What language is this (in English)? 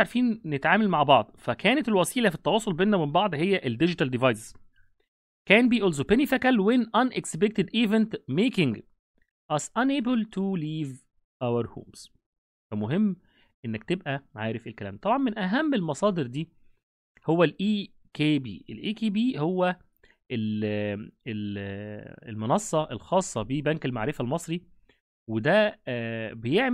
Arabic